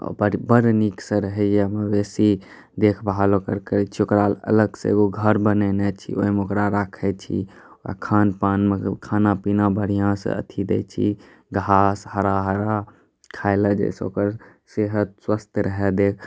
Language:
Maithili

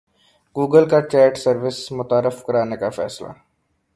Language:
Urdu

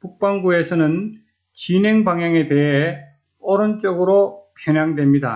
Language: Korean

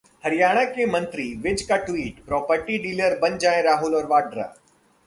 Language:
Hindi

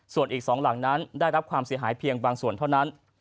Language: Thai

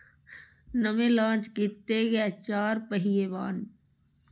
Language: Dogri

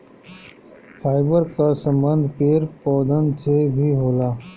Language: Bhojpuri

